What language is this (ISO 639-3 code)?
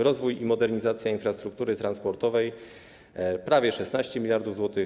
pol